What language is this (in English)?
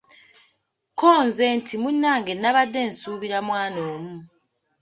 Ganda